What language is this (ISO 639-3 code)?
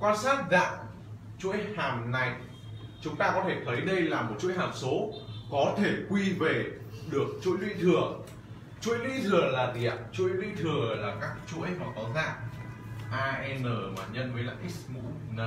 vie